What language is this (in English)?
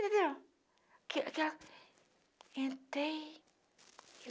Portuguese